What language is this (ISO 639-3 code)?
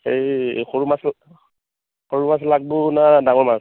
asm